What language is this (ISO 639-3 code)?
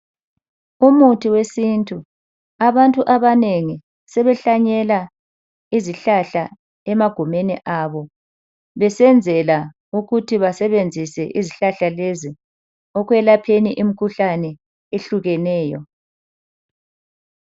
nde